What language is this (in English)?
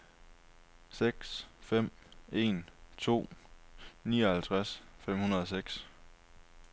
Danish